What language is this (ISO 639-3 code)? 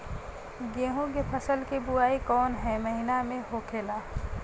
bho